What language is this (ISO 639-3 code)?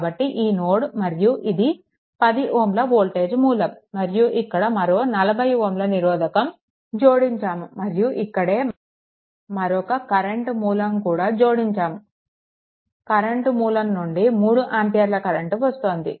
tel